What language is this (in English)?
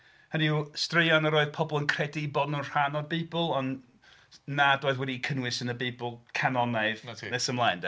Welsh